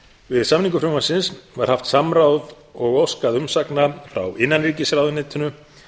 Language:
Icelandic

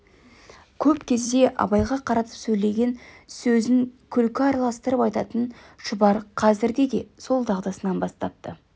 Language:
Kazakh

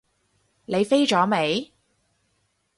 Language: Cantonese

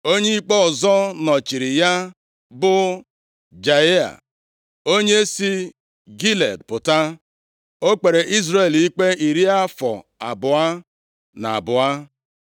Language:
Igbo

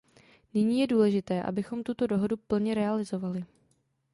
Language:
Czech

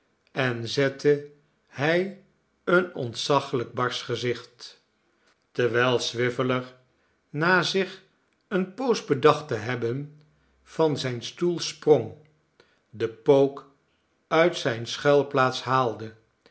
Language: Dutch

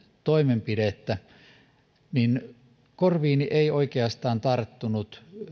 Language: Finnish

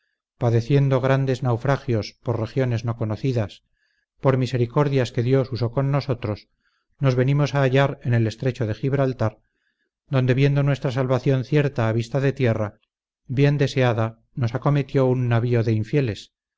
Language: Spanish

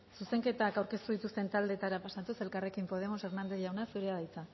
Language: Basque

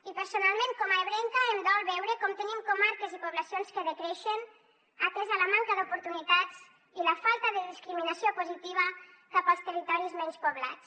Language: Catalan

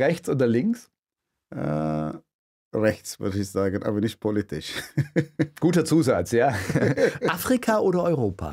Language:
German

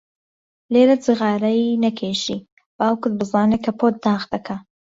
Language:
Central Kurdish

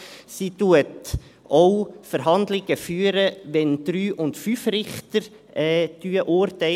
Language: Swiss German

